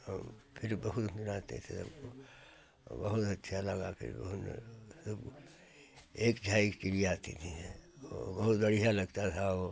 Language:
Hindi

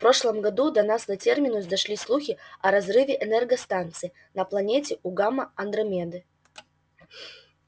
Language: Russian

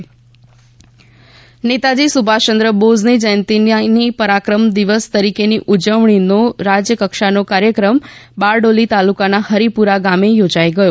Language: Gujarati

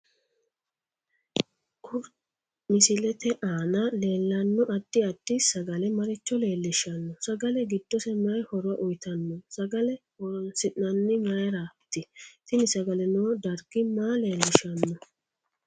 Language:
Sidamo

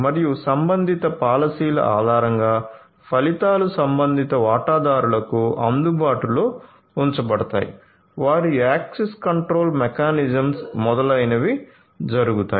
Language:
Telugu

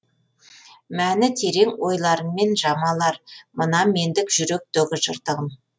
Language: Kazakh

